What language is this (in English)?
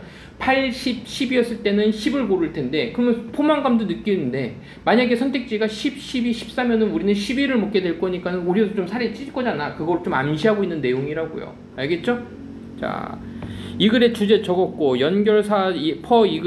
Korean